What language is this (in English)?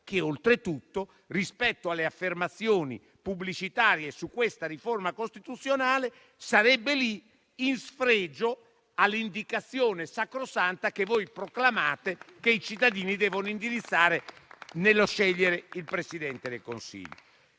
Italian